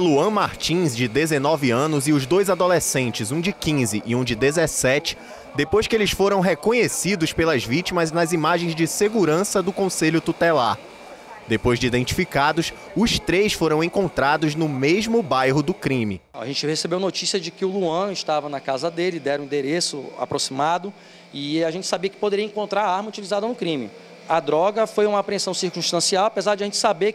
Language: Portuguese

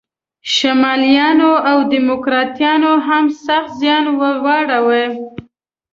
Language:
Pashto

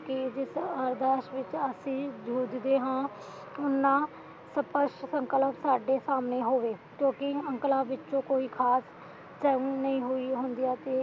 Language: Punjabi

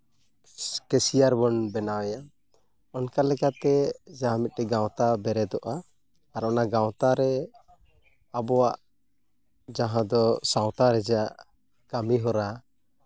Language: Santali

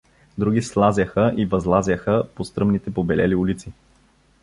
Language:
Bulgarian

